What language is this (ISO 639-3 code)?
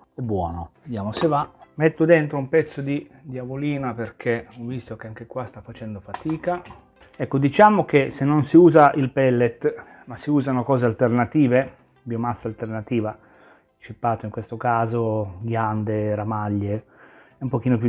ita